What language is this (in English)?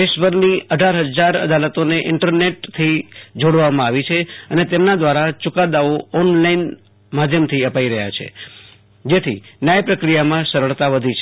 Gujarati